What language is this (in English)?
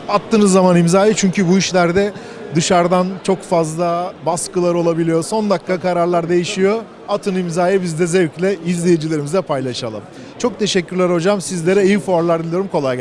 Turkish